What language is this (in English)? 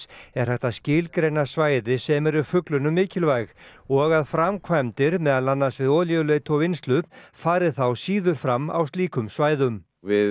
Icelandic